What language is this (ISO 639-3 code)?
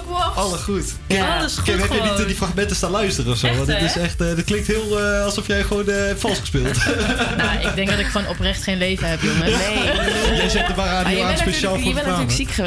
nld